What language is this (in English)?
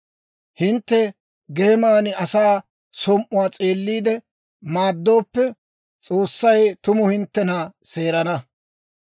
Dawro